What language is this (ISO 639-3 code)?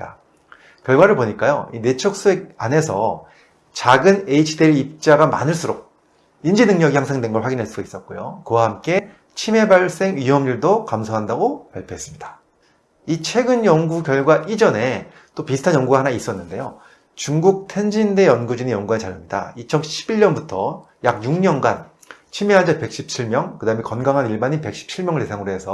kor